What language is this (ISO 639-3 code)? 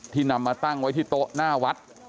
tha